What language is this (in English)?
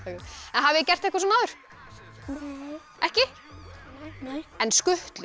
Icelandic